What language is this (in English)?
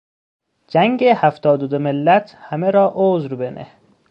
Persian